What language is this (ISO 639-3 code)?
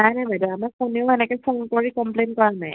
asm